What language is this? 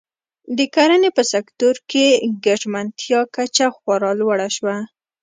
Pashto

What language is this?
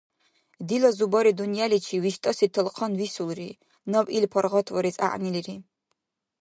Dargwa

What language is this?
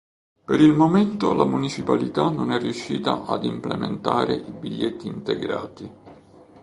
Italian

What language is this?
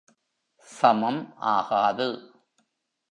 Tamil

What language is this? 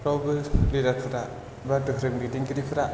Bodo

